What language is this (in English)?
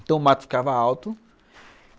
Portuguese